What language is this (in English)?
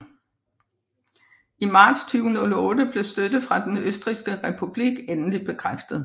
Danish